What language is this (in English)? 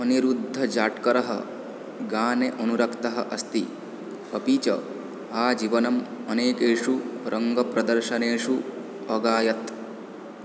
Sanskrit